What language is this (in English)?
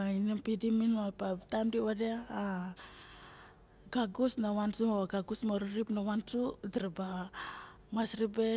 Barok